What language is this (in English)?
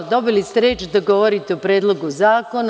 Serbian